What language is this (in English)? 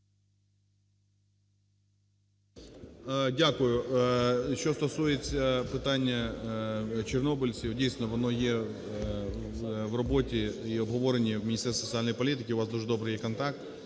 Ukrainian